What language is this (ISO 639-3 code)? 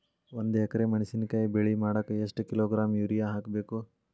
kan